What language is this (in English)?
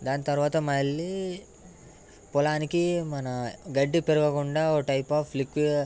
Telugu